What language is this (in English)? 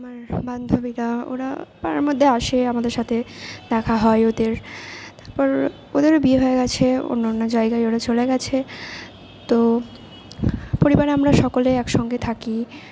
Bangla